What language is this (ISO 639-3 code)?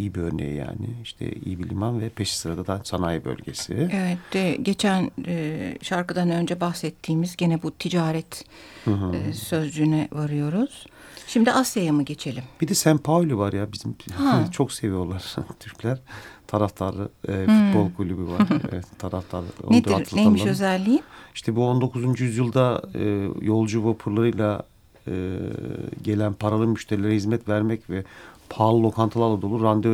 tur